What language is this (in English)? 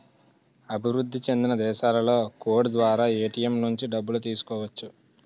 Telugu